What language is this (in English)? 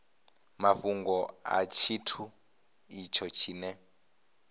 Venda